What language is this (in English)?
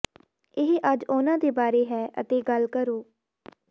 Punjabi